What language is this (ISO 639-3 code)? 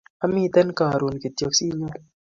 kln